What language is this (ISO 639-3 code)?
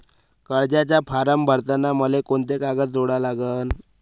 mar